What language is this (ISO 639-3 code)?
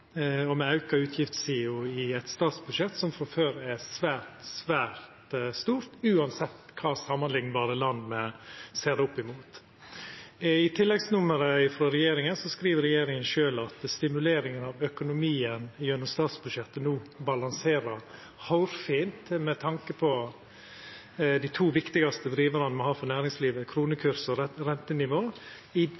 nno